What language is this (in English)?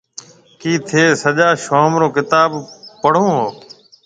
Marwari (Pakistan)